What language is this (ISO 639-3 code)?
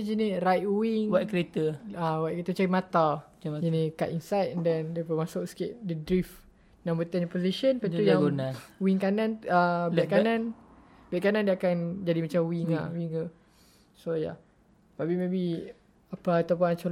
msa